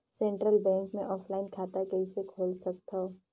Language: Chhattisgarhi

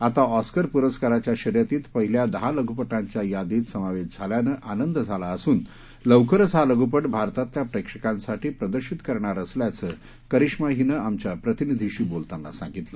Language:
Marathi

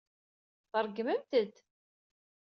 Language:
Kabyle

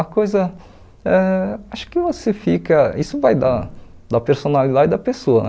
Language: Portuguese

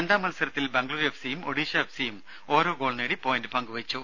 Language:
Malayalam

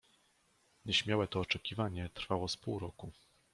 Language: Polish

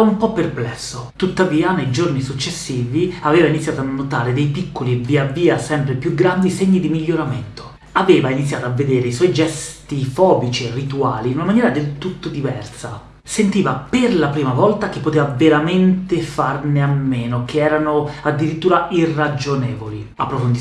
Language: Italian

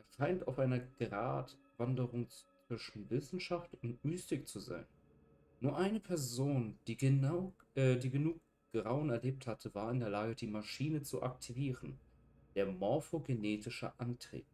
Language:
German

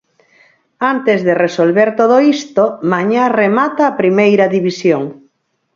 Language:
Galician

